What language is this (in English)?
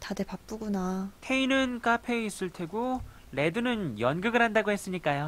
Korean